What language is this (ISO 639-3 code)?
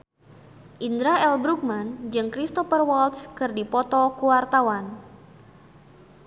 sun